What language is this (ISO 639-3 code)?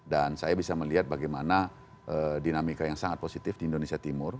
ind